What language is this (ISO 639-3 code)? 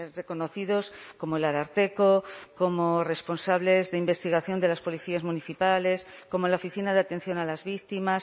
spa